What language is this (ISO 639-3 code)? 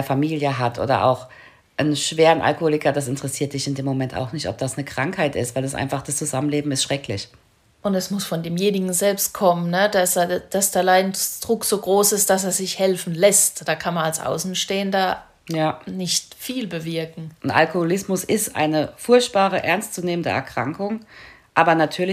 deu